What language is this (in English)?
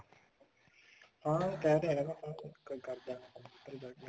Punjabi